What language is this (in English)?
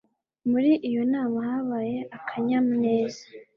Kinyarwanda